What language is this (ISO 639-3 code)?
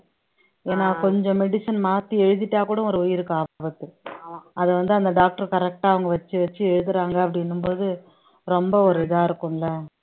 tam